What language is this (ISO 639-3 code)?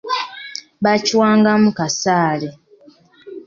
lug